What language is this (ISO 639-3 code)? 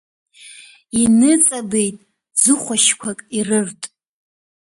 abk